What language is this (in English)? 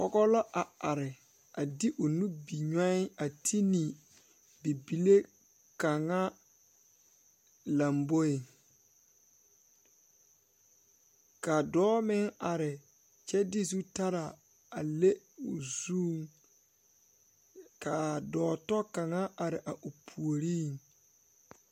Southern Dagaare